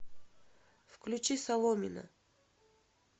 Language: Russian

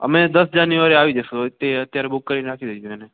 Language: Gujarati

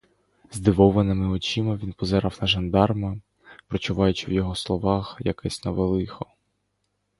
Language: Ukrainian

